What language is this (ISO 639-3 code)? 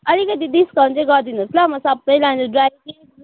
nep